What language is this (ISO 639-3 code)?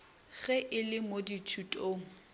nso